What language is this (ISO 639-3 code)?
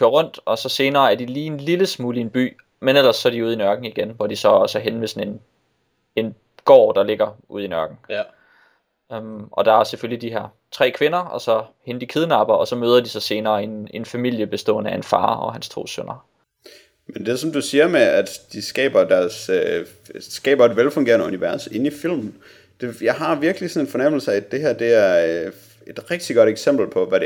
dan